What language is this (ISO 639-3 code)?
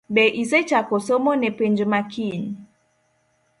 luo